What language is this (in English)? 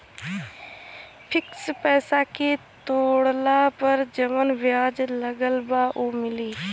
Bhojpuri